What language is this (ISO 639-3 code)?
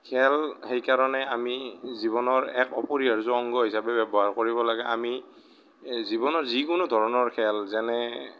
asm